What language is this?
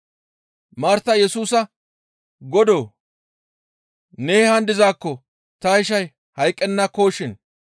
Gamo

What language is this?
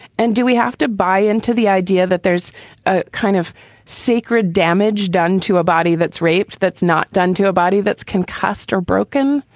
English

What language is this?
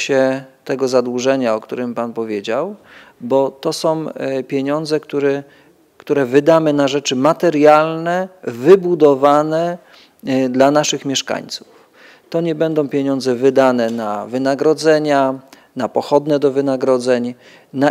Polish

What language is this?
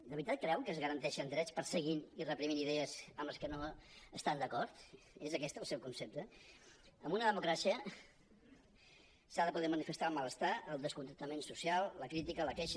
Catalan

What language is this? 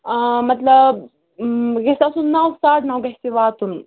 Kashmiri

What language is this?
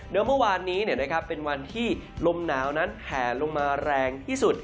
Thai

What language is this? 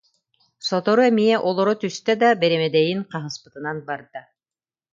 Yakut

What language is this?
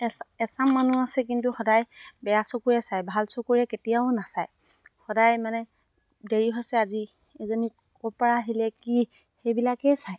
Assamese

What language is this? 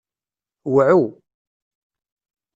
Kabyle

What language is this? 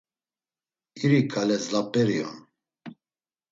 Laz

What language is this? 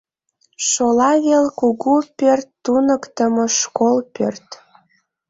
Mari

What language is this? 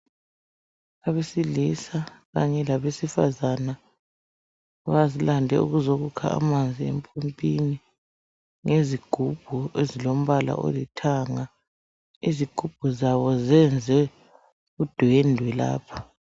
North Ndebele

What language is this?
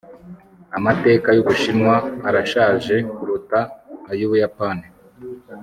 Kinyarwanda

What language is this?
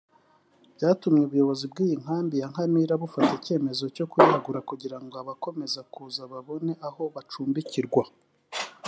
Kinyarwanda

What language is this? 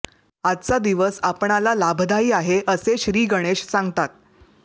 Marathi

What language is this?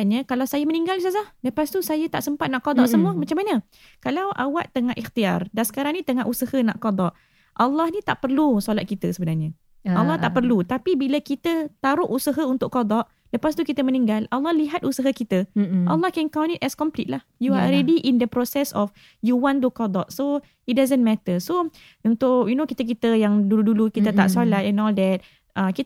Malay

